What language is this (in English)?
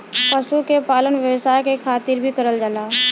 Bhojpuri